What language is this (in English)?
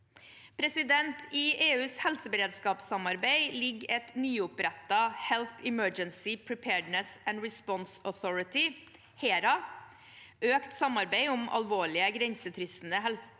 Norwegian